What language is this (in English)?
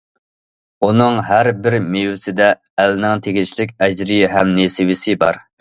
Uyghur